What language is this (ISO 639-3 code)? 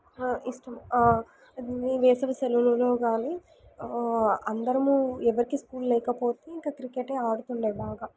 tel